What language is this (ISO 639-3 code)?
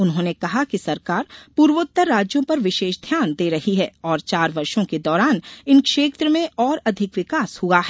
hin